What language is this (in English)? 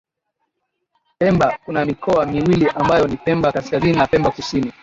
Swahili